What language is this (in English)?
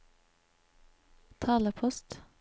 Norwegian